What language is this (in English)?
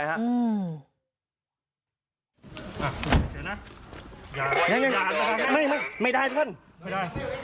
Thai